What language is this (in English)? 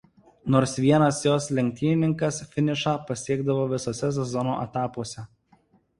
Lithuanian